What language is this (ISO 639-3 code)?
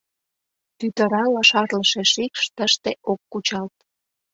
chm